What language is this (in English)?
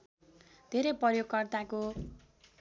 Nepali